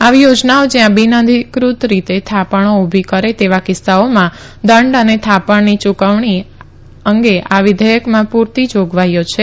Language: Gujarati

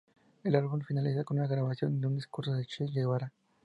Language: Spanish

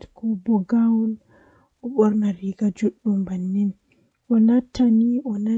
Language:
Western Niger Fulfulde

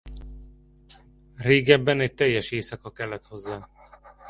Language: Hungarian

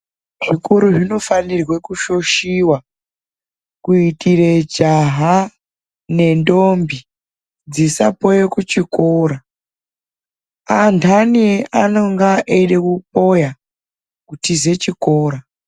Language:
Ndau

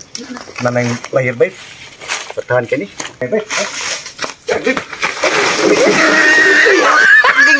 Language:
Filipino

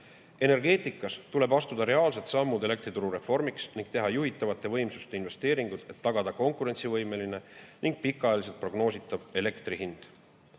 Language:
Estonian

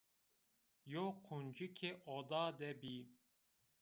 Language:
Zaza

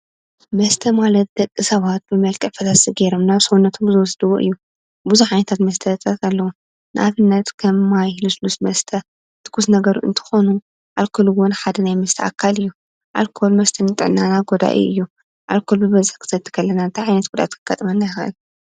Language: Tigrinya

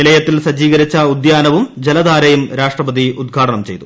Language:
Malayalam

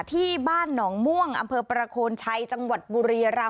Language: Thai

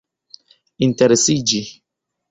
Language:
Esperanto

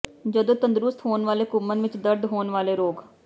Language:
Punjabi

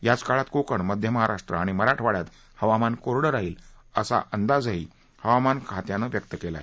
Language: Marathi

